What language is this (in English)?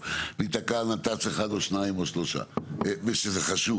Hebrew